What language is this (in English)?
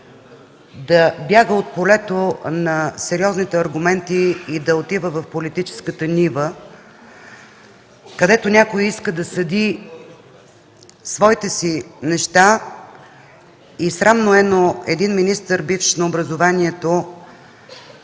Bulgarian